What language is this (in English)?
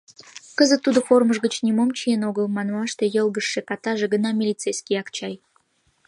Mari